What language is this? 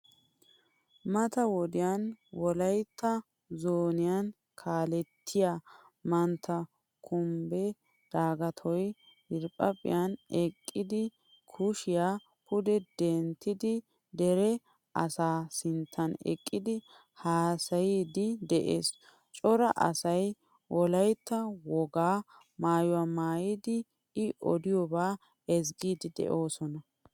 Wolaytta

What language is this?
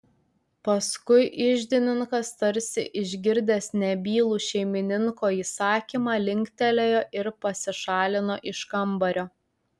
Lithuanian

